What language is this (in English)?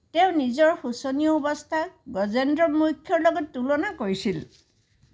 Assamese